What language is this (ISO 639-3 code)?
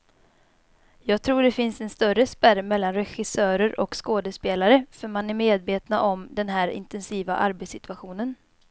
swe